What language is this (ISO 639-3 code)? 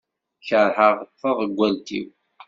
kab